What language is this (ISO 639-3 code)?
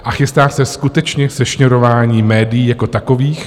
ces